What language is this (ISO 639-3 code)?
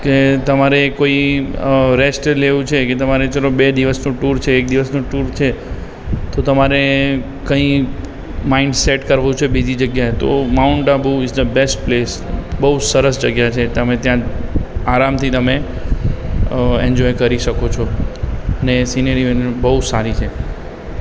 guj